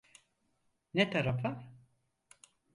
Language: Turkish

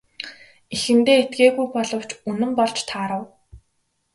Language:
Mongolian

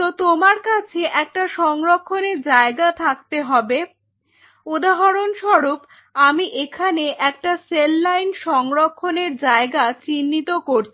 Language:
Bangla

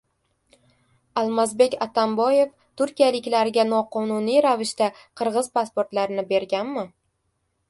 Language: Uzbek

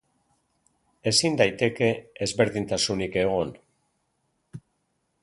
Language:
Basque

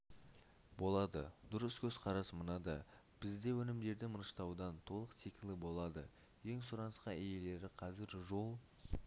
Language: Kazakh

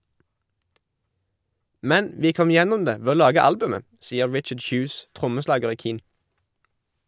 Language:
Norwegian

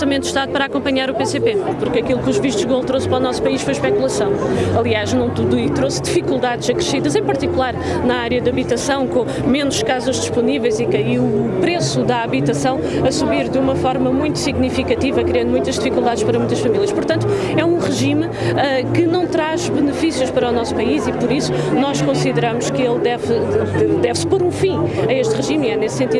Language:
Portuguese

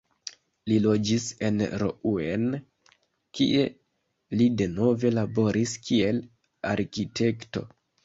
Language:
Esperanto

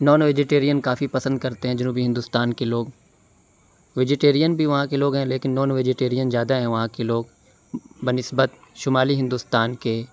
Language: Urdu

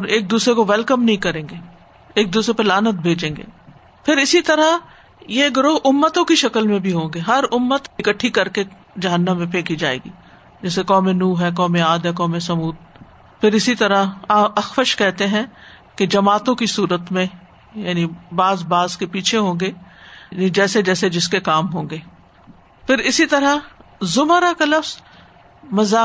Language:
Urdu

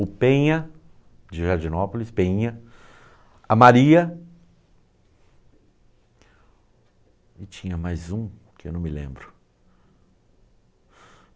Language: Portuguese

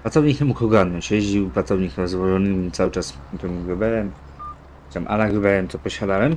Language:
Polish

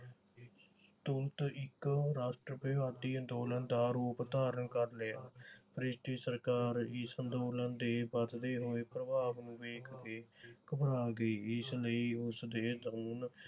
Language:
Punjabi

